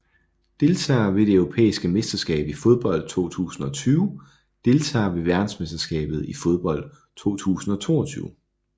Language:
Danish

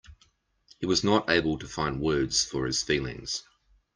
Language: English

